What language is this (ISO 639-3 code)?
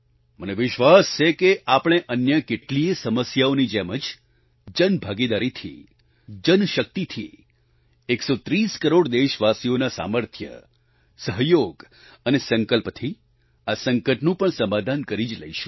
guj